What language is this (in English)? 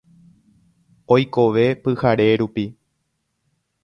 Guarani